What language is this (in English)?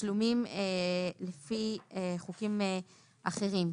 Hebrew